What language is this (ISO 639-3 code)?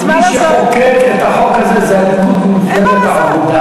heb